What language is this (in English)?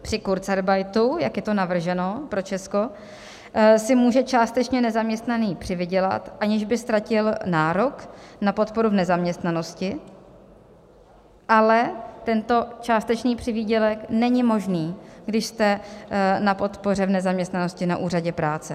Czech